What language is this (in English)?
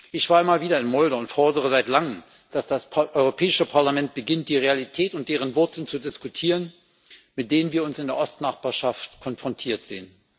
German